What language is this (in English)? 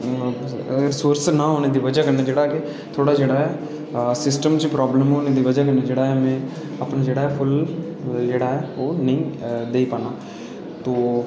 Dogri